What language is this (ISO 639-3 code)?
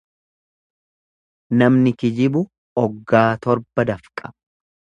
orm